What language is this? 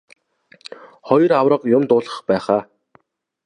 Mongolian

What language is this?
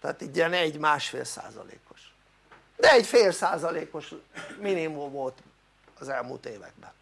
Hungarian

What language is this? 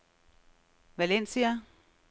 Danish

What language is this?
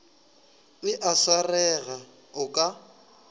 Northern Sotho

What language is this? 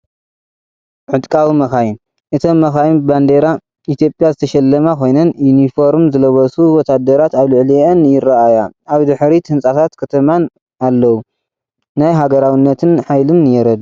Tigrinya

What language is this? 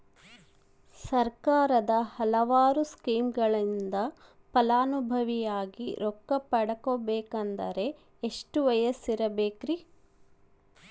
Kannada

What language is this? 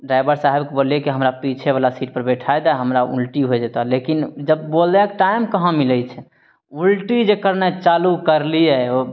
Maithili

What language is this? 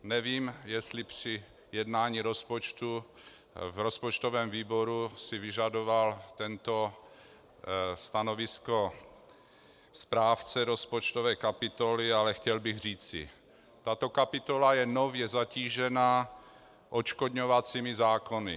Czech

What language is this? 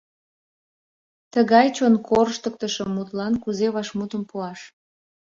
Mari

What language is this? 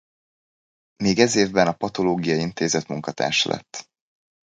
Hungarian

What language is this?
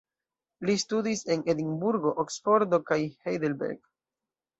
Esperanto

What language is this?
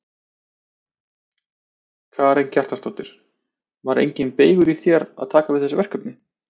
Icelandic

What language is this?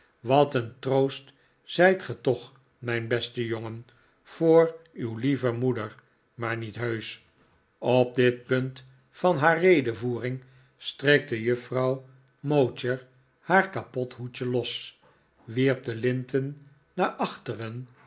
Dutch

